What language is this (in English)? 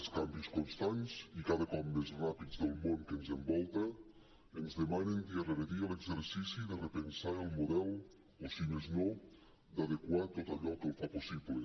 Catalan